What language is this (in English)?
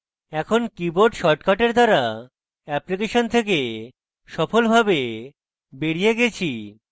Bangla